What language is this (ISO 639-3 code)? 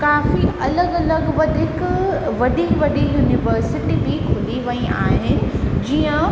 snd